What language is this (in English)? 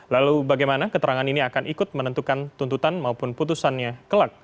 Indonesian